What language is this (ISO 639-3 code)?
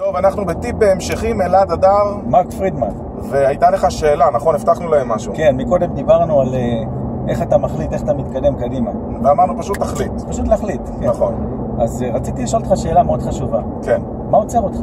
heb